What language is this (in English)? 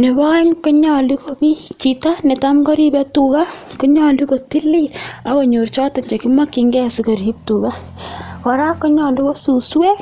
Kalenjin